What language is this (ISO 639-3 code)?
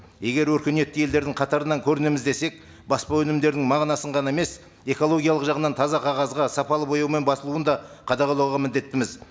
kaz